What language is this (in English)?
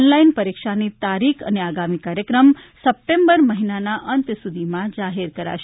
Gujarati